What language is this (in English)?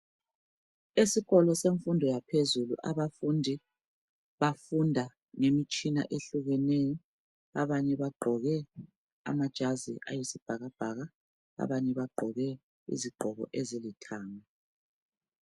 North Ndebele